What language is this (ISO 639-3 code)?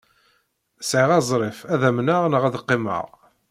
kab